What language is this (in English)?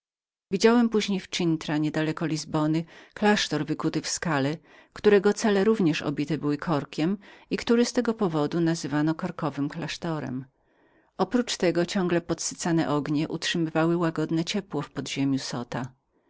Polish